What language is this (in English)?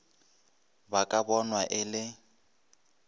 Northern Sotho